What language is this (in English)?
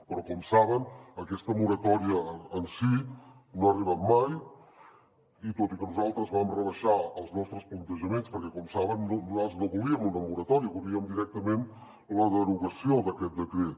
Catalan